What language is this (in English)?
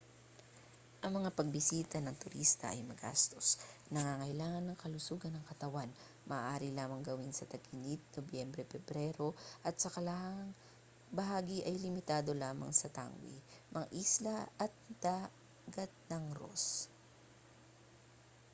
Filipino